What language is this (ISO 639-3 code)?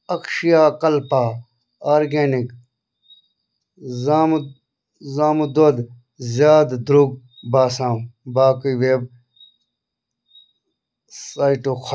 kas